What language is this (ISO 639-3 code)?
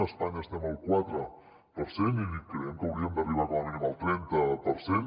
cat